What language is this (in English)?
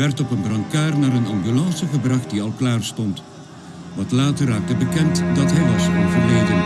Dutch